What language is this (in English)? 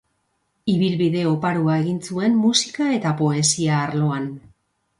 Basque